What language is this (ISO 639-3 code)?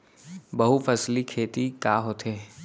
hne